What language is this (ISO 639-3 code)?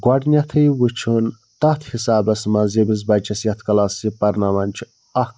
kas